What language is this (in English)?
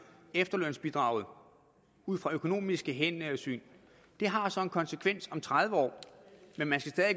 Danish